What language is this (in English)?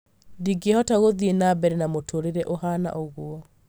Kikuyu